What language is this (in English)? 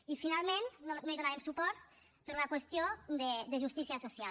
Catalan